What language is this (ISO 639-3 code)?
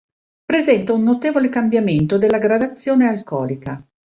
ita